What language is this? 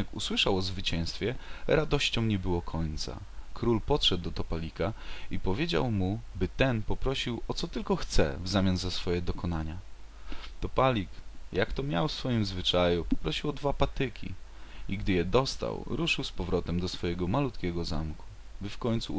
Polish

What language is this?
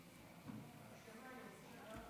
Hebrew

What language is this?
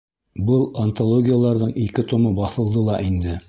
Bashkir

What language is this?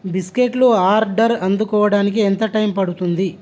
Telugu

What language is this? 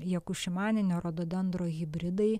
Lithuanian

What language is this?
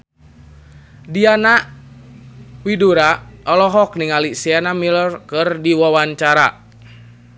Sundanese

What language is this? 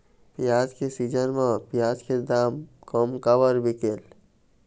Chhattisgarhi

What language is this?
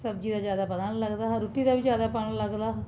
Dogri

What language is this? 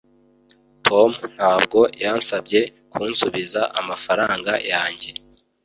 Kinyarwanda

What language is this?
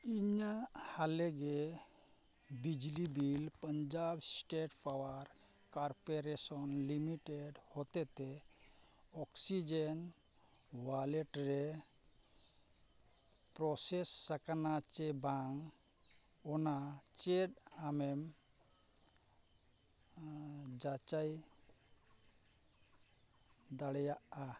Santali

